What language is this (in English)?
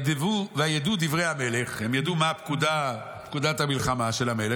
Hebrew